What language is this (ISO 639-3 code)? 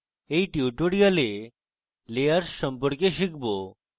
ben